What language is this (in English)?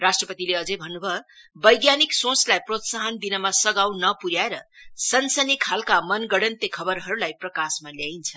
Nepali